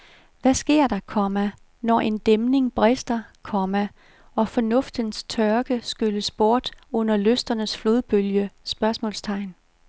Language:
Danish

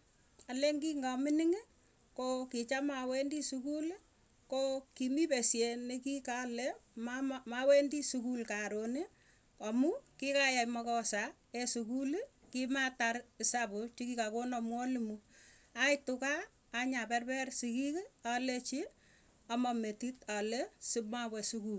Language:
Tugen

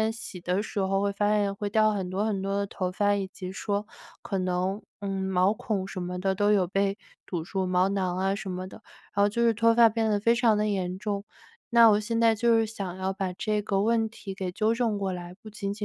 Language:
Chinese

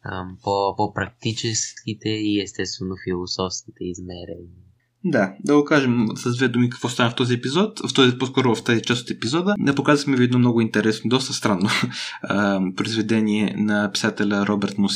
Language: Bulgarian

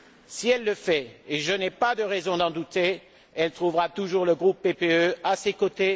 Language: French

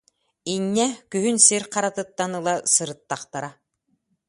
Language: Yakut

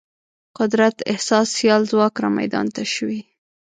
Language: Pashto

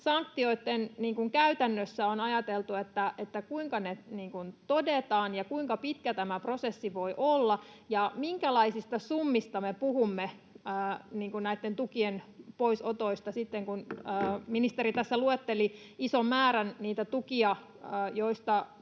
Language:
Finnish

